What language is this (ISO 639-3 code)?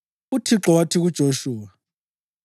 nde